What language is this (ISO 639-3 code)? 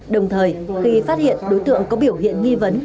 vie